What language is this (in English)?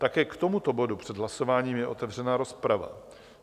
Czech